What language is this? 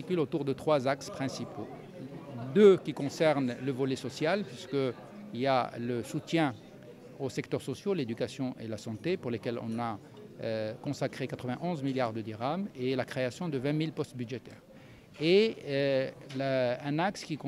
French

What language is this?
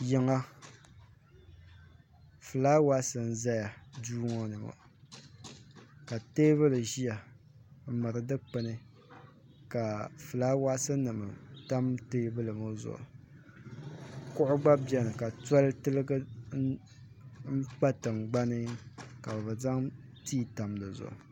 Dagbani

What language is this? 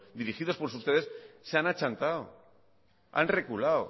Spanish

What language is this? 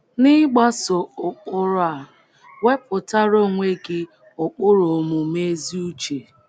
Igbo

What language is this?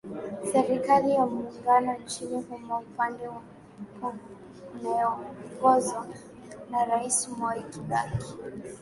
Swahili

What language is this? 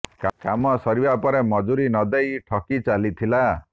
Odia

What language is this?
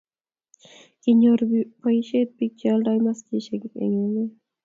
Kalenjin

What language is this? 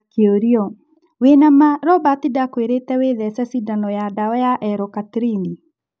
Kikuyu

